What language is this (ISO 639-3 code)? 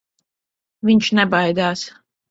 lav